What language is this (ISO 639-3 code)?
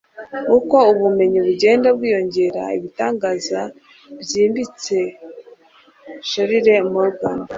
kin